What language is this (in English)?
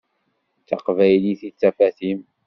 Kabyle